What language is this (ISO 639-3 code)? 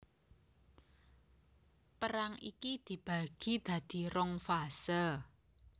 jav